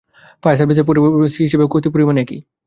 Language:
Bangla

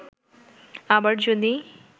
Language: Bangla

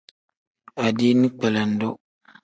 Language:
Tem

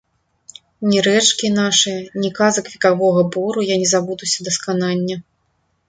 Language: Belarusian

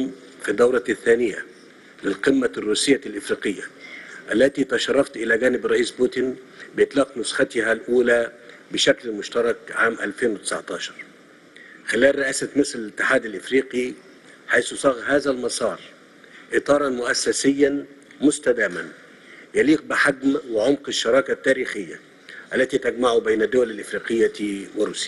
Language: Arabic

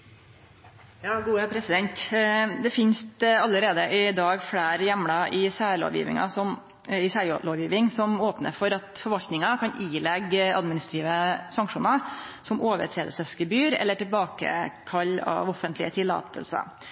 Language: Norwegian Nynorsk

